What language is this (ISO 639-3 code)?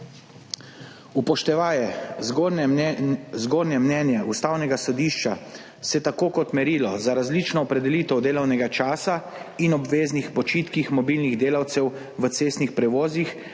slv